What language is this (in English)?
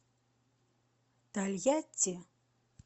Russian